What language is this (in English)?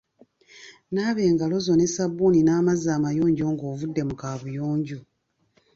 Ganda